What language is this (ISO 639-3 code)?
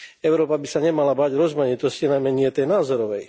slk